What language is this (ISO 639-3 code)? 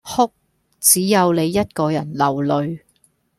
yue